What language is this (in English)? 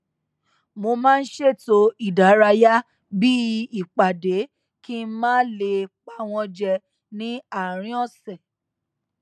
Yoruba